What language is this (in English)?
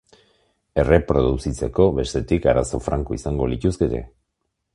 Basque